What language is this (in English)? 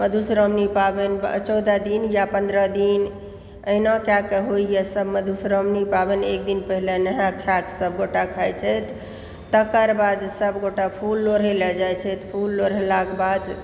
Maithili